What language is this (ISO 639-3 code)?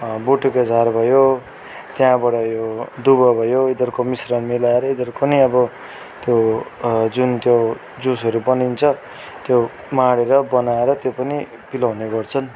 nep